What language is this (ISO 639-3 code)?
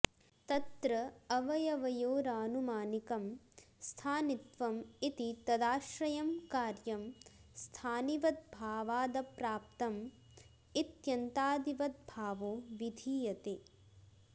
san